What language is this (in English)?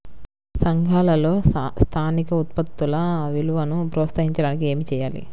Telugu